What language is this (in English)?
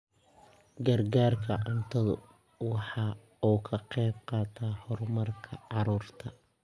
Somali